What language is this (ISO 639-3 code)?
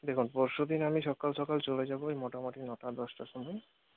ben